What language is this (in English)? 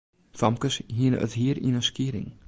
Western Frisian